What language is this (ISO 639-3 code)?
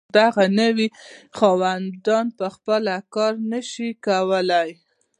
pus